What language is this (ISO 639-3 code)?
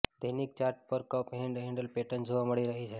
guj